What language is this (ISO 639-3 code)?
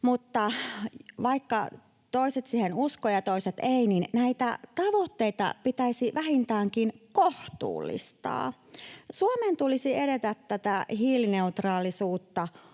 fin